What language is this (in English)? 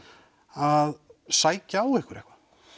Icelandic